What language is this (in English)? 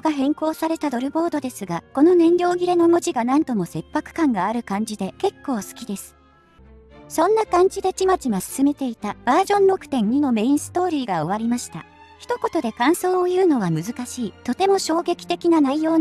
Japanese